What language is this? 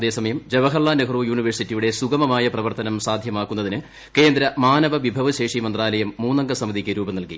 Malayalam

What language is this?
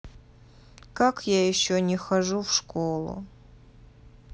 Russian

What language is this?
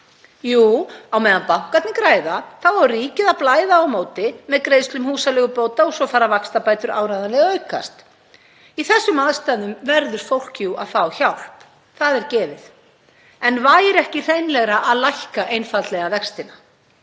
Icelandic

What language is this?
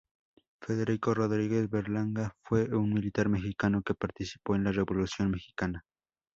Spanish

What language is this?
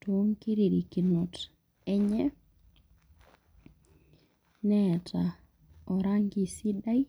Masai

